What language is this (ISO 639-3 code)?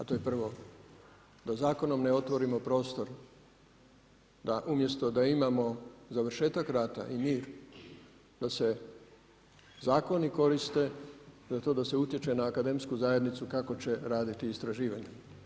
hrv